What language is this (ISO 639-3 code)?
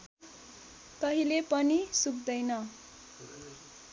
nep